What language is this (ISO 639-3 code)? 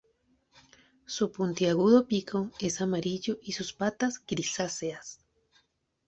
spa